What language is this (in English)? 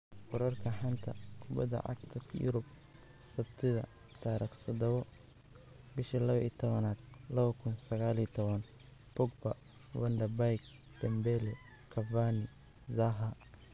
Somali